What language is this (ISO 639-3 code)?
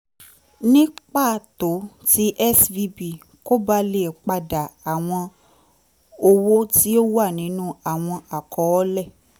yor